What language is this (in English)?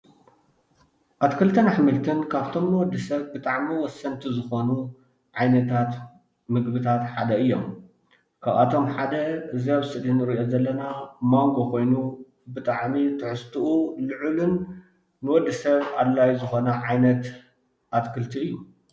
Tigrinya